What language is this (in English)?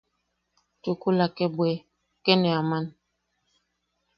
Yaqui